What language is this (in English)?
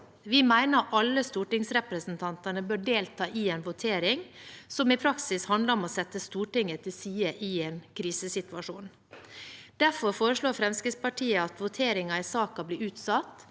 Norwegian